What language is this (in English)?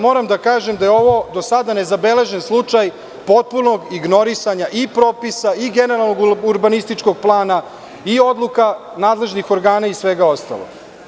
Serbian